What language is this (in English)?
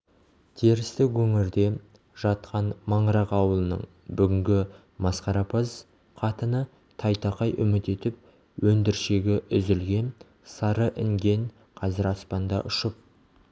Kazakh